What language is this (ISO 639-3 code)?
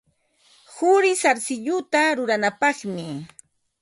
qva